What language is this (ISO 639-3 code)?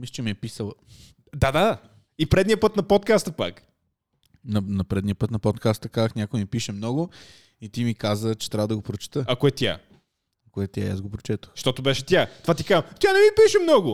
bul